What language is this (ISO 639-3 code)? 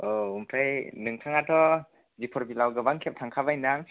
brx